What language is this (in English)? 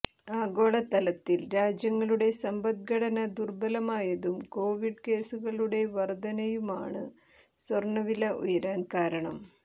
Malayalam